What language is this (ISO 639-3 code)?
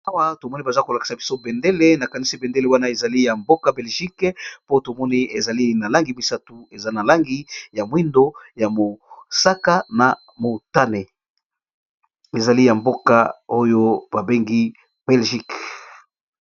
lin